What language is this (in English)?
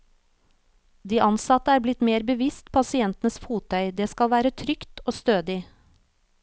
Norwegian